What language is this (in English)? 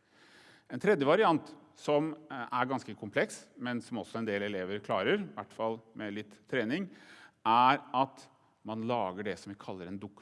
Norwegian